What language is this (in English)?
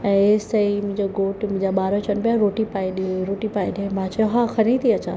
Sindhi